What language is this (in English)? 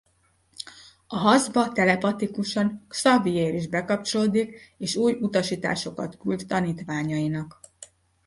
Hungarian